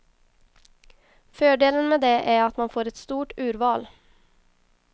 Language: Swedish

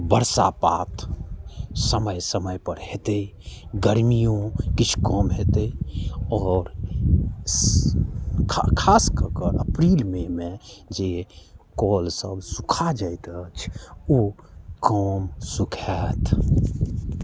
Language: Maithili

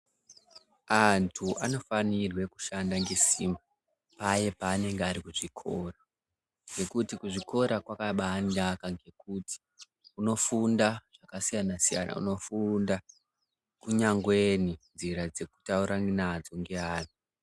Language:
Ndau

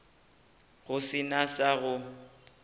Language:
Northern Sotho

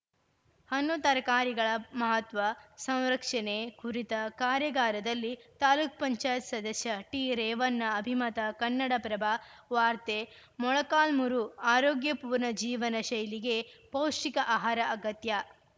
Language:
Kannada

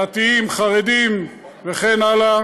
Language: Hebrew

